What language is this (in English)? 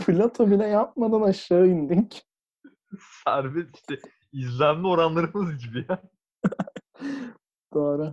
Turkish